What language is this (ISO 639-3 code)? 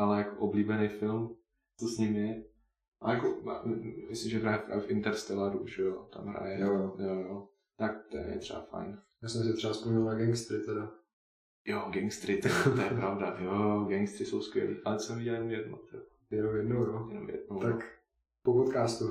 ces